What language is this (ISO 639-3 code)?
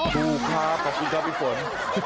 tha